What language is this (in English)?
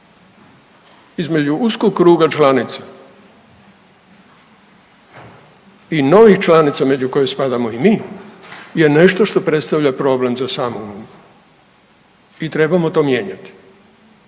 Croatian